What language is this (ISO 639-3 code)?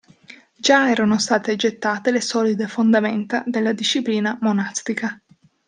ita